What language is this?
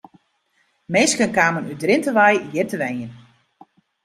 Western Frisian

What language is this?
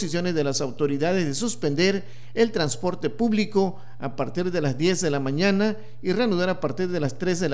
Spanish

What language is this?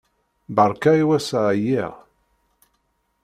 Kabyle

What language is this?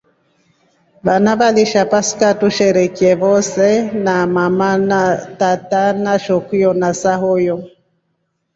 Rombo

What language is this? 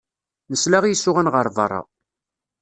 Kabyle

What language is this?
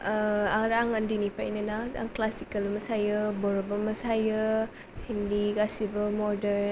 Bodo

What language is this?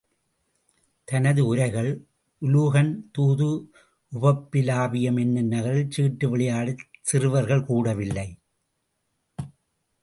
Tamil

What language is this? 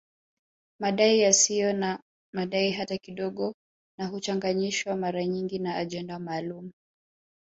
Swahili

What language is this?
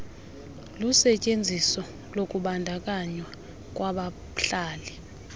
Xhosa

